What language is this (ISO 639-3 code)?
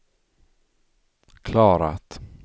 swe